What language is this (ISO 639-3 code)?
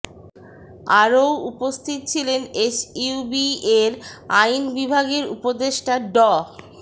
ben